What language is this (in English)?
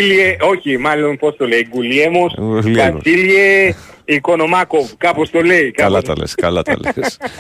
Greek